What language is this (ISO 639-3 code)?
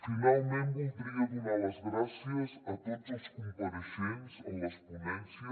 cat